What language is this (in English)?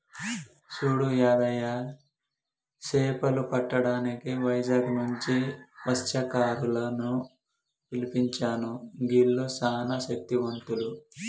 Telugu